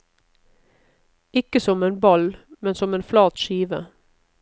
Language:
Norwegian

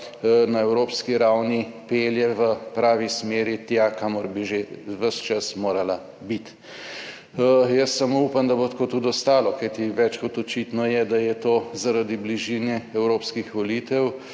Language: Slovenian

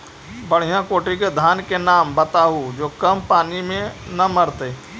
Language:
Magahi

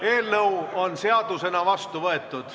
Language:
Estonian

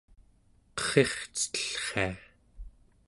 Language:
Central Yupik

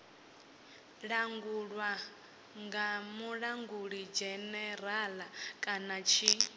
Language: Venda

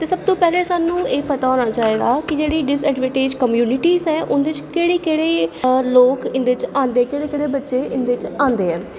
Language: Dogri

